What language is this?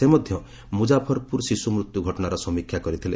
Odia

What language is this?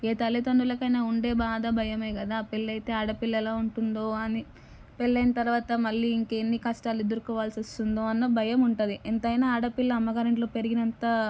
Telugu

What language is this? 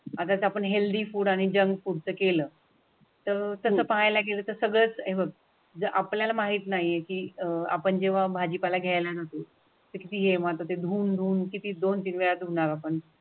Marathi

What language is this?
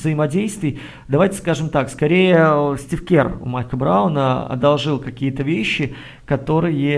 Russian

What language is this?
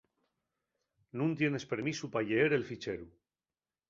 Asturian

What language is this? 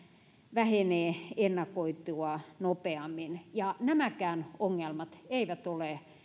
Finnish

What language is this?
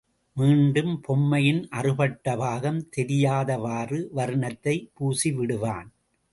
Tamil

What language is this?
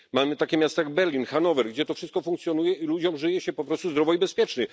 Polish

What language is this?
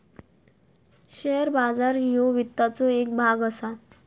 Marathi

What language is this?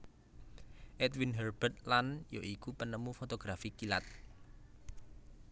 Javanese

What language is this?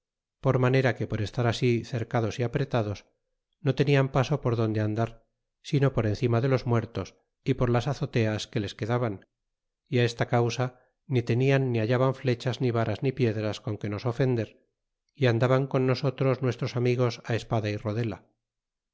Spanish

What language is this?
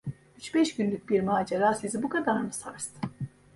Turkish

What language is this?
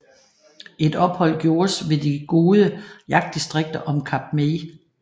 Danish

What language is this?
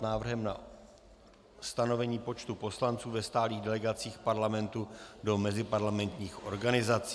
Czech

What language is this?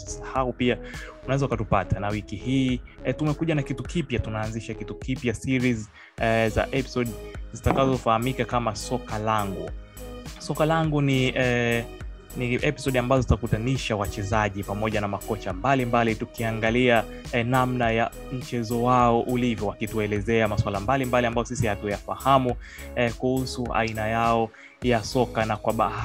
Swahili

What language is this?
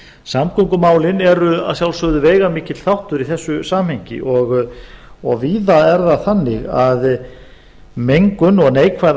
Icelandic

